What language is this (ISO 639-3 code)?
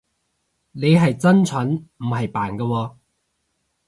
yue